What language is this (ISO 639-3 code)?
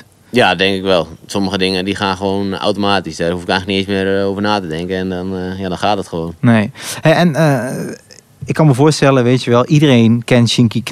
nld